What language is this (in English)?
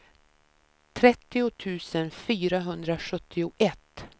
Swedish